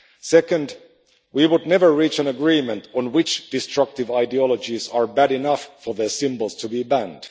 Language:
English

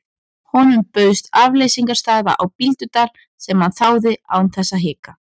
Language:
Icelandic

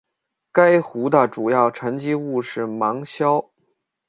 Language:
Chinese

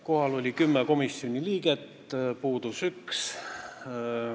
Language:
Estonian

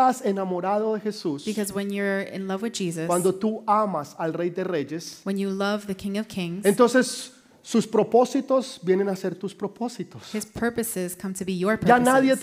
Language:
Spanish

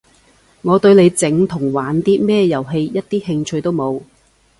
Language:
Cantonese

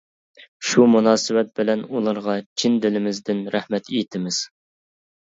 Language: Uyghur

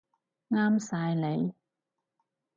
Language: Cantonese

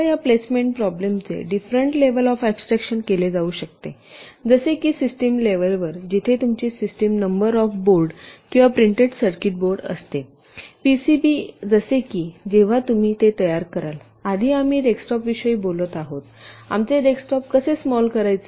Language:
Marathi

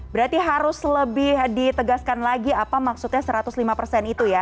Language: Indonesian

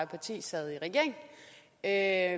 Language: Danish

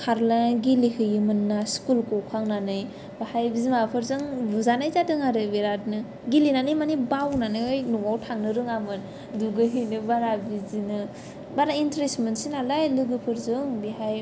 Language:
Bodo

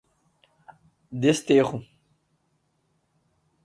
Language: Portuguese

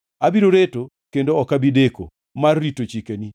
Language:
Luo (Kenya and Tanzania)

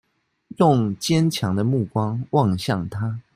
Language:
Chinese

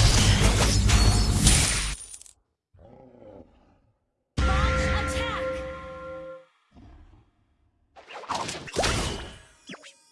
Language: Indonesian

